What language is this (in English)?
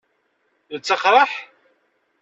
Kabyle